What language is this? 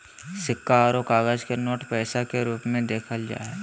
Magahi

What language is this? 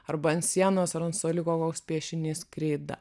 Lithuanian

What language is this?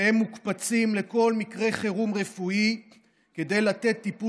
Hebrew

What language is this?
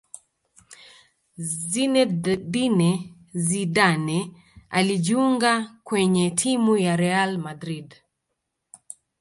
Swahili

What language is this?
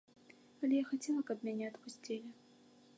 Belarusian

